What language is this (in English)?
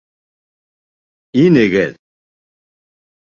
Bashkir